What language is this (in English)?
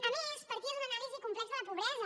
Catalan